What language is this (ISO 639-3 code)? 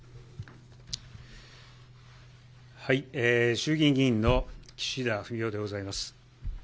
jpn